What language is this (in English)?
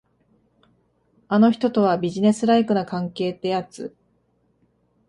Japanese